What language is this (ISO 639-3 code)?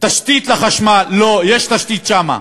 heb